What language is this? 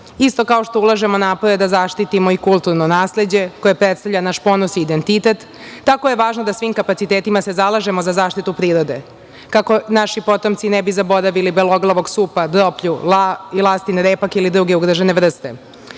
Serbian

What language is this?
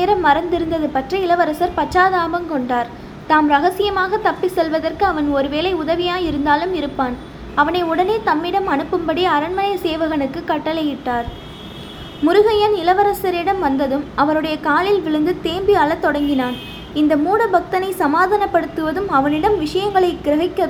Tamil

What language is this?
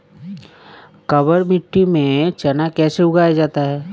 Hindi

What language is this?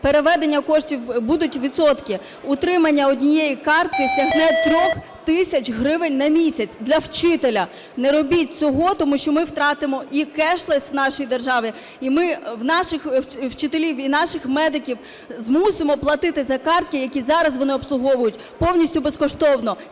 Ukrainian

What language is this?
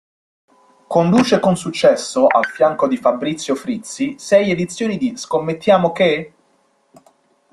Italian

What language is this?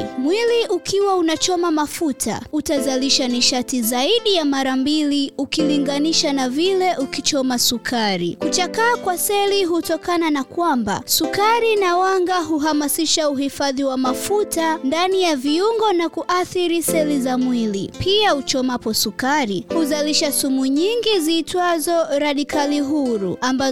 Swahili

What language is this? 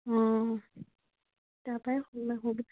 Assamese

